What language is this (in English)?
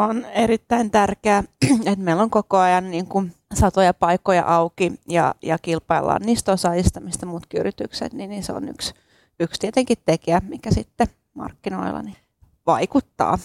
Finnish